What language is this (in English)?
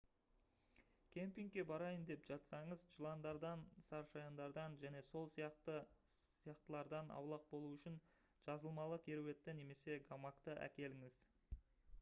Kazakh